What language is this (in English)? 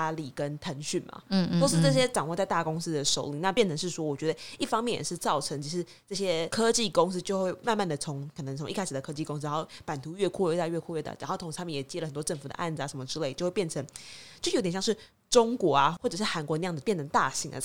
Chinese